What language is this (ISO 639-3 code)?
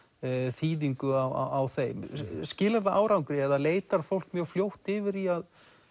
isl